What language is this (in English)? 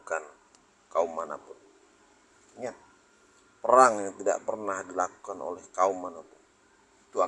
Indonesian